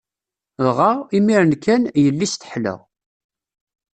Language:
Kabyle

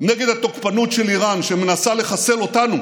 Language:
Hebrew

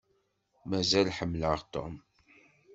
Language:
Kabyle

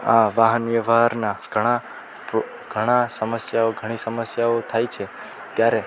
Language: Gujarati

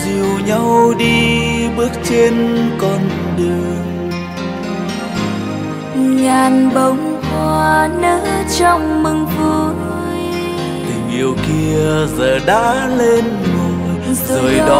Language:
Vietnamese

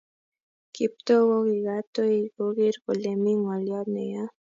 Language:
Kalenjin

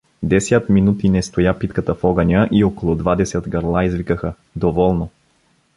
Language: Bulgarian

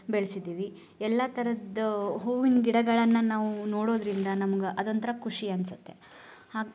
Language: Kannada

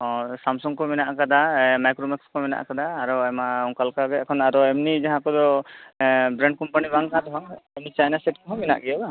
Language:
Santali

